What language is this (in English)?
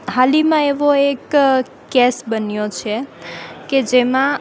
Gujarati